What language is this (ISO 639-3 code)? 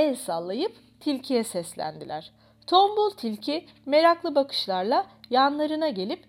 tur